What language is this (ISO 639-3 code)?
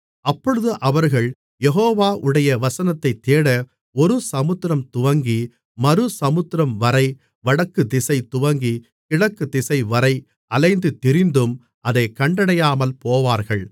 tam